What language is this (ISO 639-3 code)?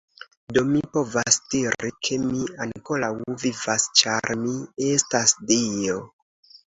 epo